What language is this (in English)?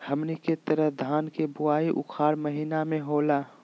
Magahi